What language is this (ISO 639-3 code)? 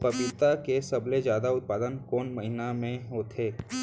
hne